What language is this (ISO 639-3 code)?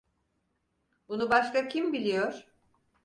tur